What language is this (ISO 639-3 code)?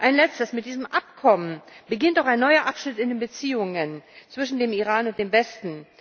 deu